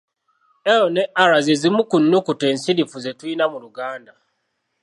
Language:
Ganda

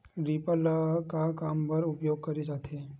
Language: Chhattisgarhi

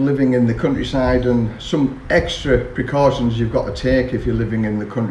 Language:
English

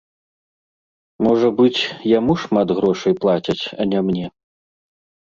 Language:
Belarusian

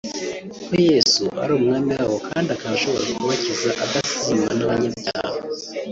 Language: Kinyarwanda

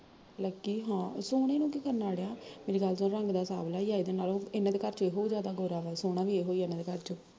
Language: Punjabi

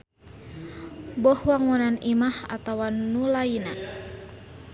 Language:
Sundanese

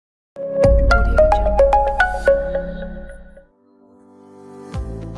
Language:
Kyrgyz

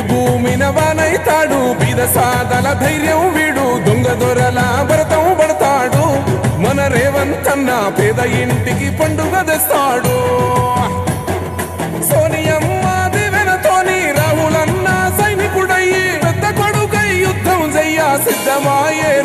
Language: Telugu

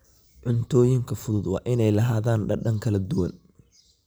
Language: Somali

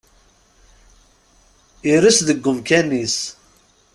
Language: Kabyle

